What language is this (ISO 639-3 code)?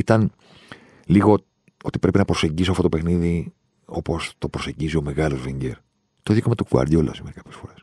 ell